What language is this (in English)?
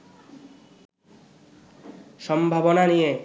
Bangla